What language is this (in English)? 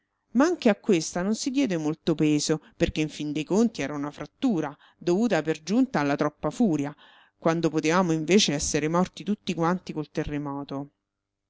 Italian